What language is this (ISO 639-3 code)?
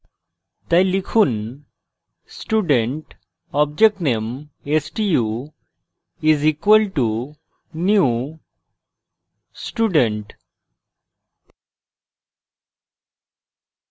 ben